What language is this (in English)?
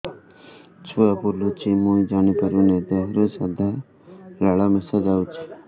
Odia